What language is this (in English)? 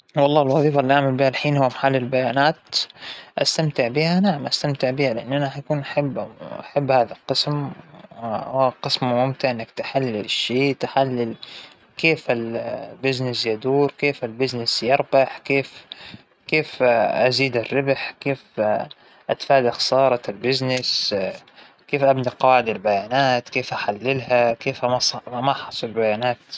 Hijazi Arabic